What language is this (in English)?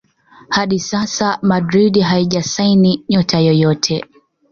Swahili